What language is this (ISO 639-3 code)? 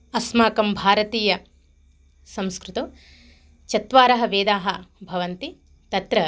san